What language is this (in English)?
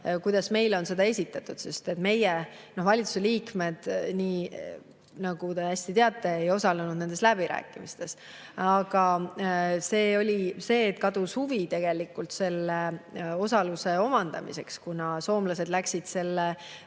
Estonian